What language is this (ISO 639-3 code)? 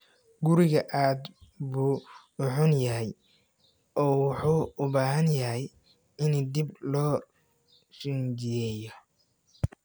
som